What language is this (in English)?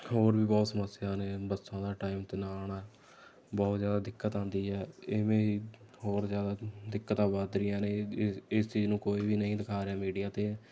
Punjabi